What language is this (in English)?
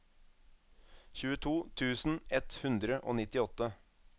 Norwegian